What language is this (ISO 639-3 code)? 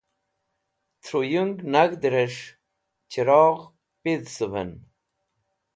wbl